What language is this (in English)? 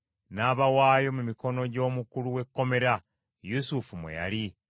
Ganda